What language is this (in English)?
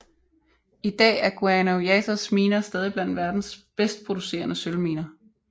Danish